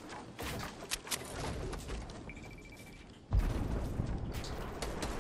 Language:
Dutch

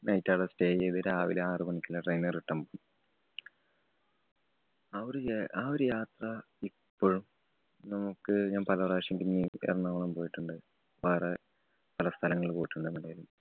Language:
Malayalam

